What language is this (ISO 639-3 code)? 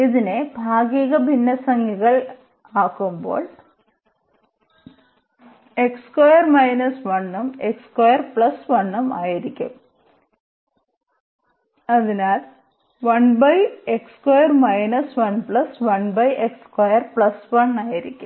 mal